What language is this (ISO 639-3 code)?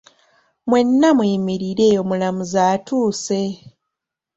lug